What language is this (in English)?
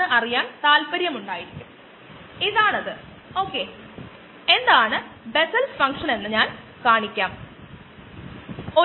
Malayalam